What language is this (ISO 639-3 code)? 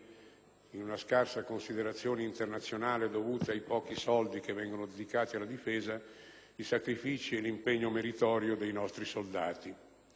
ita